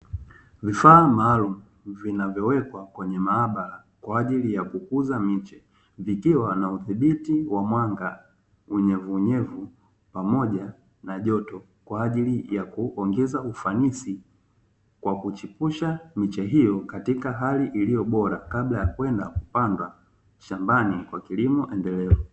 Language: Swahili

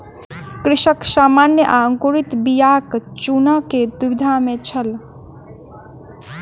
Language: Maithili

